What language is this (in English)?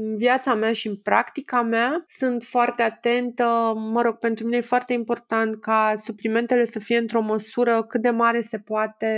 Romanian